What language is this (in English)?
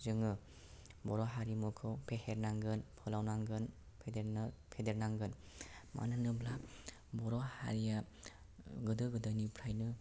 Bodo